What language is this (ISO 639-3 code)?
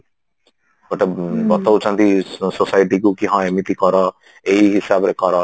ori